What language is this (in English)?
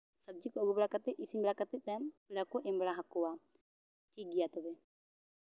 Santali